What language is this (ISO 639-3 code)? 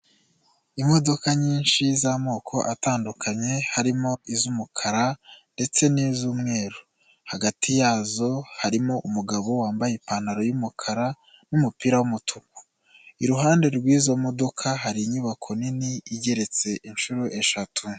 kin